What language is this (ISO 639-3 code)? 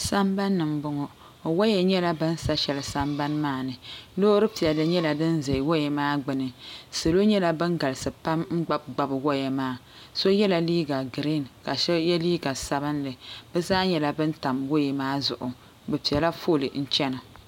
dag